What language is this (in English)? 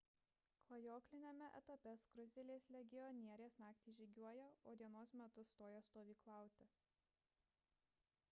Lithuanian